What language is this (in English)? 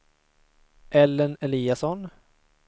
Swedish